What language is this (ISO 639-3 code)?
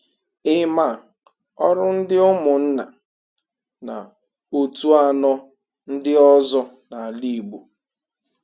ibo